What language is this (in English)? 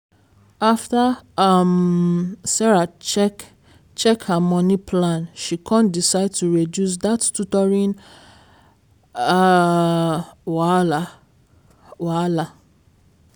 Nigerian Pidgin